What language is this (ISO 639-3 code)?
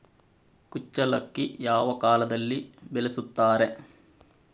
kan